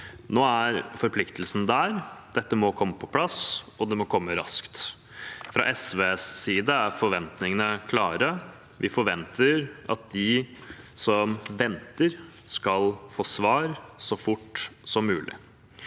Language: Norwegian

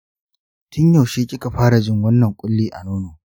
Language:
Hausa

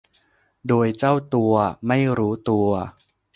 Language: Thai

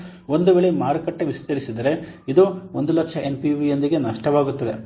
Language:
Kannada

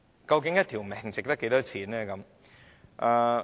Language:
Cantonese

